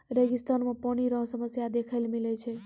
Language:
Maithili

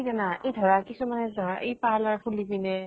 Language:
Assamese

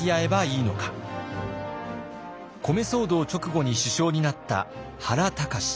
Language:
Japanese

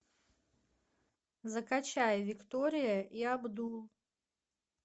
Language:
Russian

